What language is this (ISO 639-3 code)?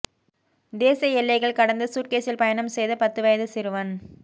tam